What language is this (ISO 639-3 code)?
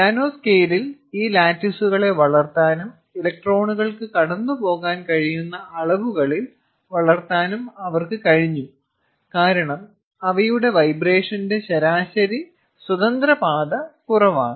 mal